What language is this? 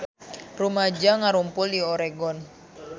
Sundanese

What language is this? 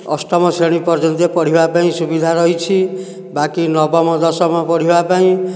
Odia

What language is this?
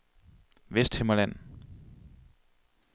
Danish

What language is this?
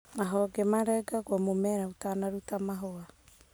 Kikuyu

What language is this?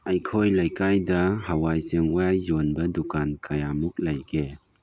Manipuri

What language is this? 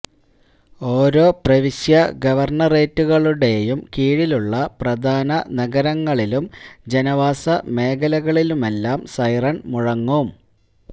Malayalam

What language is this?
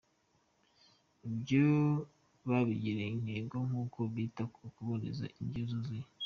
Kinyarwanda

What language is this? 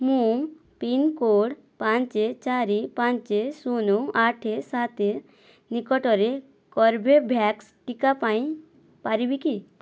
Odia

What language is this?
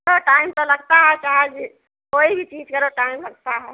Hindi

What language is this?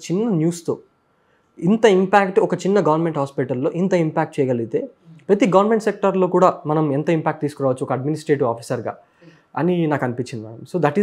Telugu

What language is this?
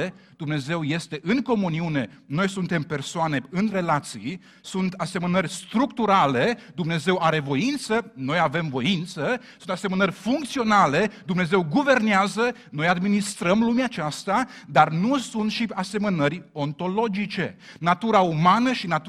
Romanian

